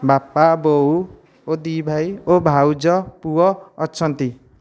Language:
Odia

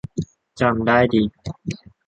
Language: Thai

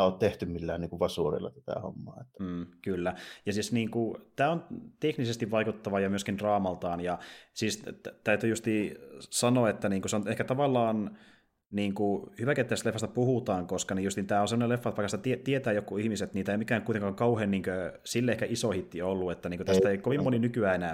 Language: Finnish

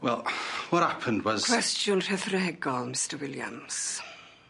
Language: Welsh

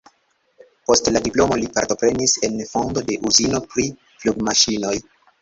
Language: Esperanto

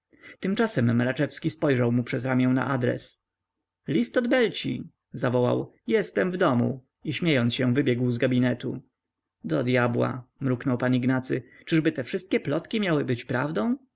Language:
Polish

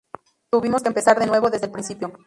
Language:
Spanish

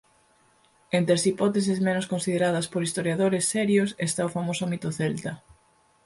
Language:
Galician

